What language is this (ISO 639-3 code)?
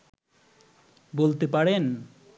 ben